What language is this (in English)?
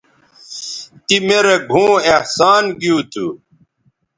Bateri